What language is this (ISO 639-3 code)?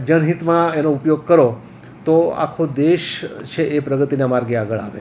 guj